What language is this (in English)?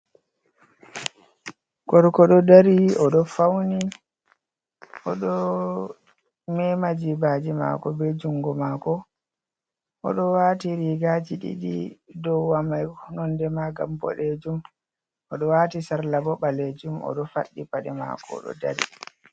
Fula